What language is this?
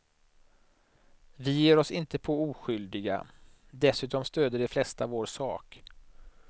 Swedish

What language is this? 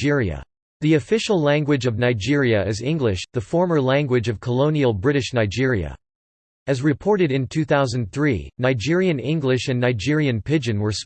English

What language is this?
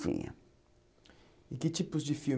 Portuguese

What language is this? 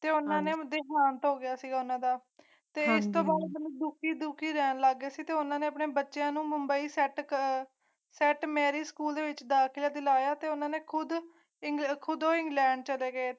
Punjabi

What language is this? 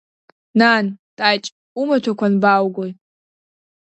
Abkhazian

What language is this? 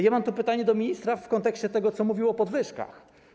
Polish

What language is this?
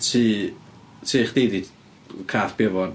Welsh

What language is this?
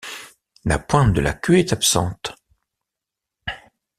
French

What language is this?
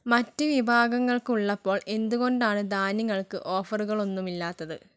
Malayalam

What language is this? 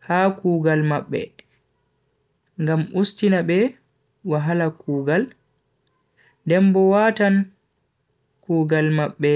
Bagirmi Fulfulde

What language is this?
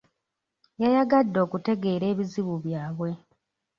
Ganda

